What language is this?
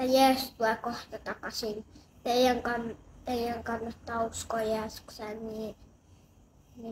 Finnish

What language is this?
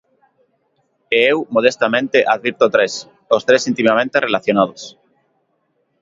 Galician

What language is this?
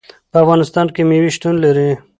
Pashto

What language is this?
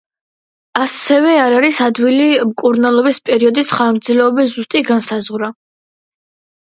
Georgian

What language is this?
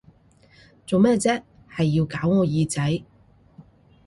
Cantonese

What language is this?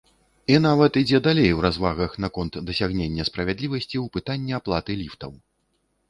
Belarusian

